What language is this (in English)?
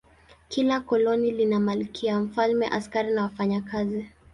Swahili